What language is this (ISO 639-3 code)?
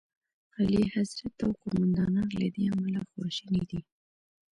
pus